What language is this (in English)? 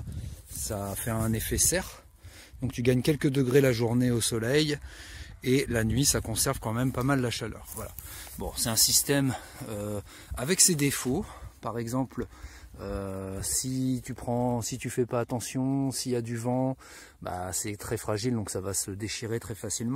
French